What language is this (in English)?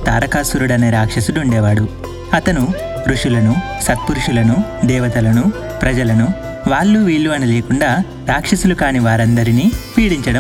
Telugu